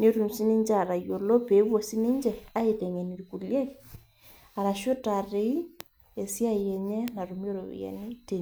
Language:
Masai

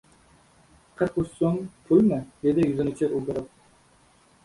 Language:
Uzbek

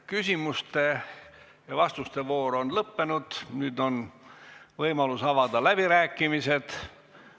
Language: Estonian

